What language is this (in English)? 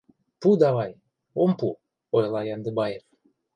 Mari